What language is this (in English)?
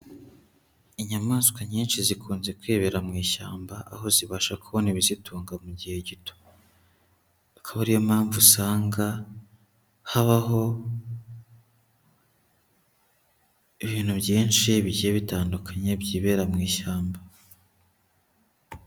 Kinyarwanda